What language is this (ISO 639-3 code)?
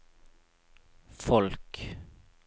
nor